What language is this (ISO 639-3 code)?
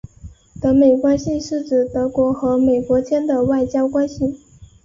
zho